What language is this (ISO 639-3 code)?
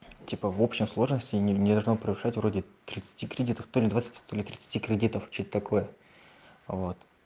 rus